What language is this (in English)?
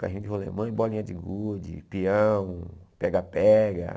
Portuguese